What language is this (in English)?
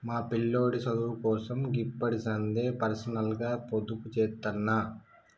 Telugu